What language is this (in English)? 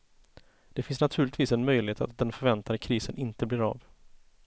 Swedish